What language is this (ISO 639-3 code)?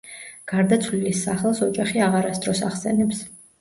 kat